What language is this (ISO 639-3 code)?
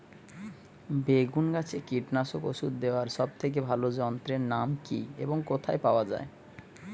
ben